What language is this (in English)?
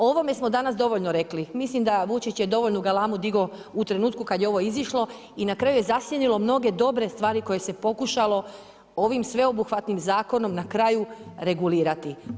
Croatian